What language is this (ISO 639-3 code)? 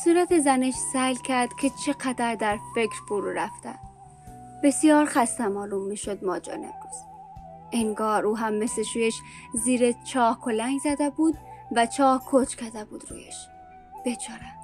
fas